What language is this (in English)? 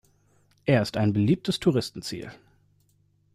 German